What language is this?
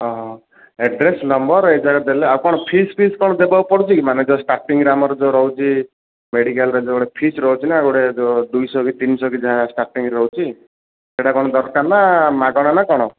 Odia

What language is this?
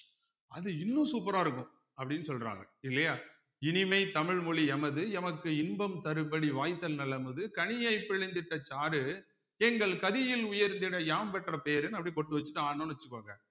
Tamil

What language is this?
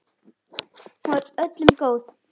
Icelandic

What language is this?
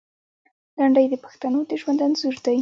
Pashto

